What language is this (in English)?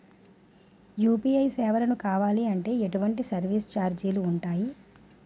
Telugu